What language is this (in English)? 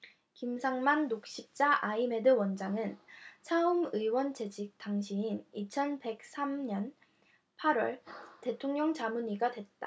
Korean